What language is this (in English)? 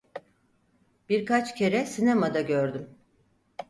Turkish